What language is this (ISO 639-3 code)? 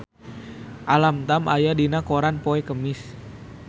sun